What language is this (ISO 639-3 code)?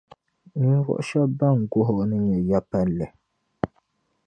dag